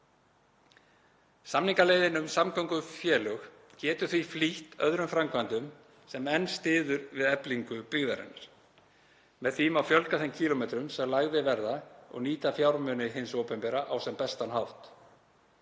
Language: Icelandic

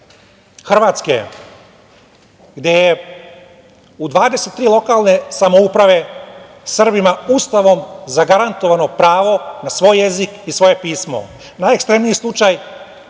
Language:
Serbian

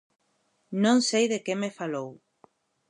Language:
Galician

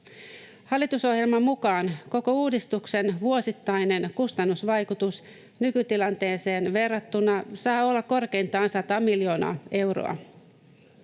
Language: Finnish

